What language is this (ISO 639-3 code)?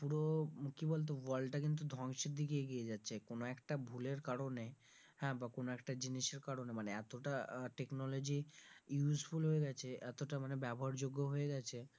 ben